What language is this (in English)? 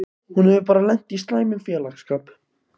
Icelandic